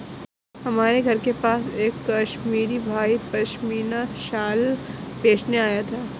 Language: Hindi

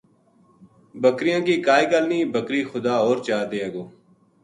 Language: Gujari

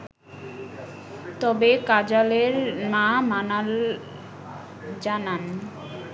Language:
Bangla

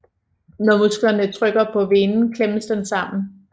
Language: Danish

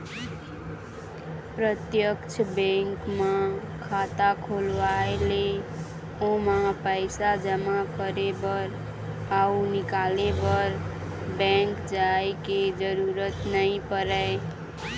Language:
Chhattisgarhi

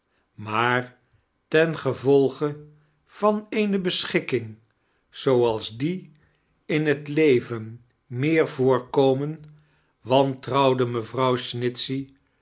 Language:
Dutch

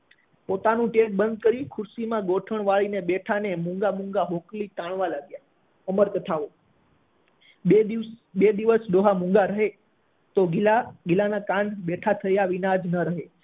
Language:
Gujarati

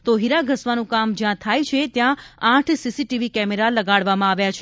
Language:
Gujarati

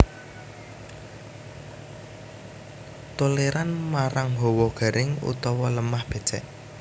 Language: Javanese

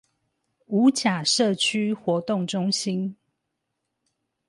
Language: Chinese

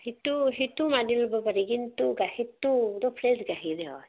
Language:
Assamese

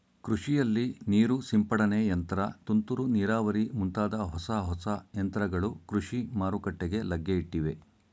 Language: Kannada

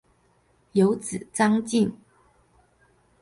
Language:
Chinese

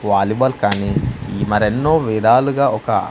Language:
Telugu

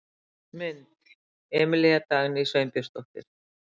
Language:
Icelandic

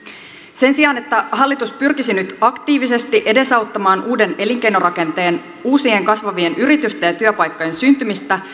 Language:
Finnish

